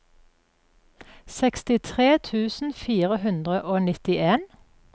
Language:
Norwegian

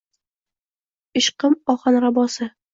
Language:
Uzbek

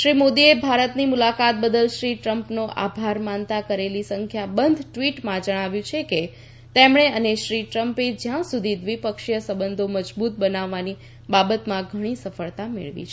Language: Gujarati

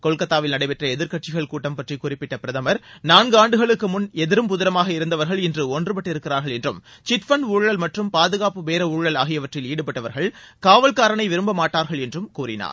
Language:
Tamil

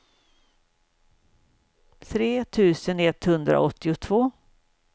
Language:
Swedish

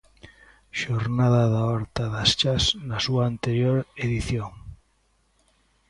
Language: Galician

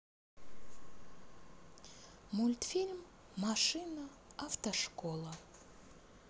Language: Russian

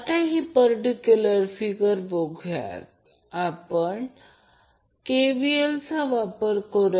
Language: Marathi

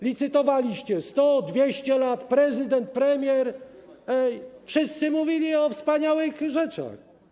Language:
Polish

